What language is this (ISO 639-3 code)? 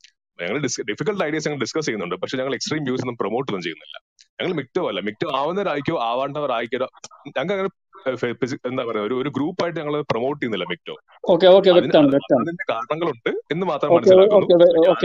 mal